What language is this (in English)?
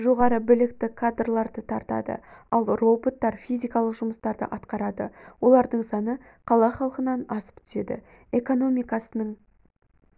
Kazakh